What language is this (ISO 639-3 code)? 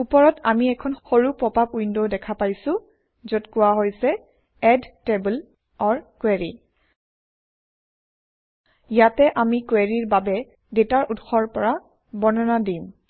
asm